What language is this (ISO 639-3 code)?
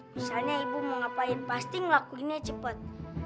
ind